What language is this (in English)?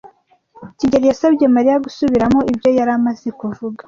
Kinyarwanda